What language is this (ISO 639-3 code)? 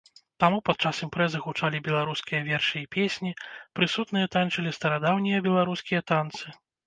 bel